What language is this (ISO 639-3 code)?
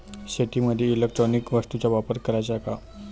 mar